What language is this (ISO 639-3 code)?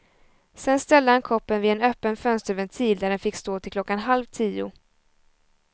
swe